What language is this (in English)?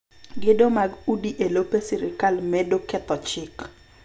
Luo (Kenya and Tanzania)